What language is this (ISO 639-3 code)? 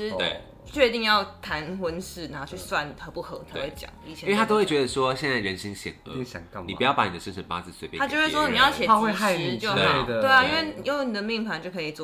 zho